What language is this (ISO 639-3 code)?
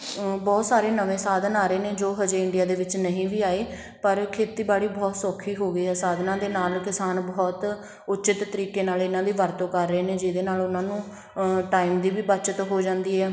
pan